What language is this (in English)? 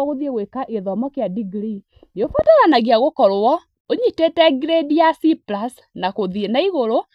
Kikuyu